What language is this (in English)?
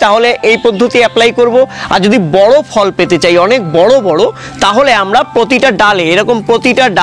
Hindi